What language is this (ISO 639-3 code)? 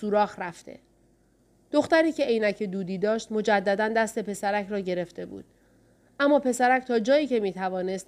fas